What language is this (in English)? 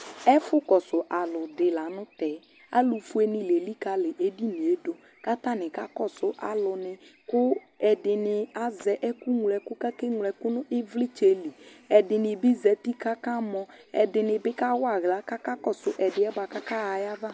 Ikposo